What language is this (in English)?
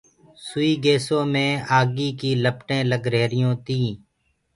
Gurgula